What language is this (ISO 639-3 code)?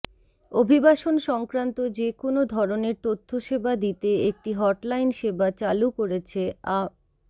ben